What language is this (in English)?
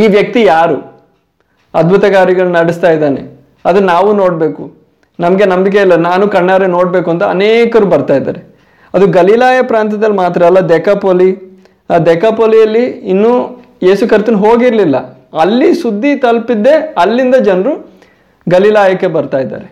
Kannada